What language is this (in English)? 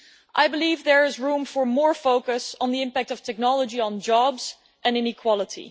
English